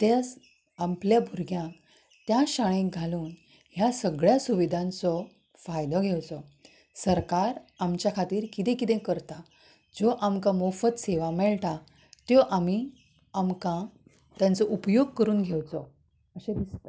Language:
Konkani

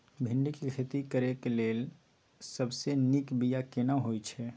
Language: Maithili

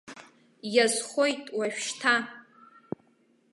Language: Abkhazian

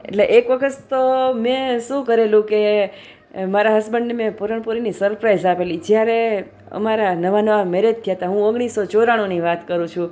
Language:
Gujarati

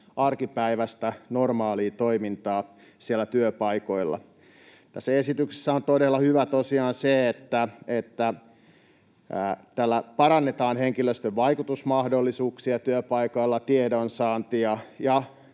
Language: Finnish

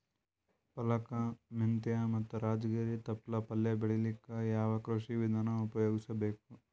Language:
Kannada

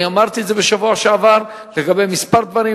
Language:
Hebrew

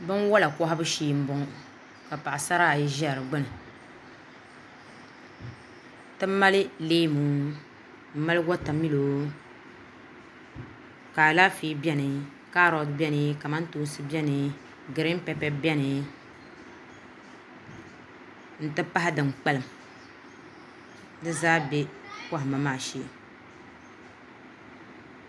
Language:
Dagbani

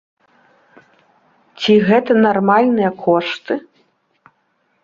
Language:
Belarusian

